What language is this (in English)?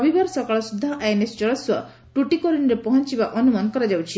Odia